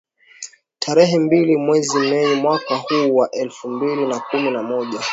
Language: Swahili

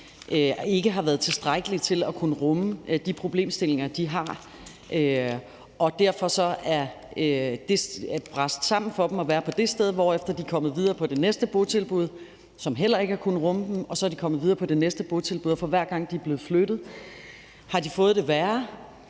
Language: Danish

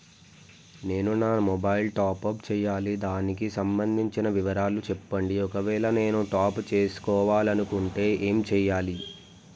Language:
Telugu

